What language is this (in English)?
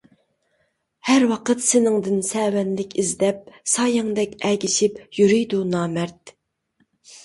Uyghur